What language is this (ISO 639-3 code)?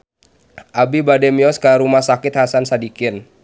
sun